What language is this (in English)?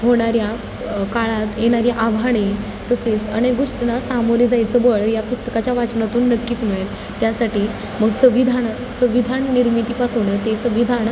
Marathi